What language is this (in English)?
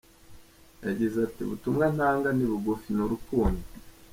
Kinyarwanda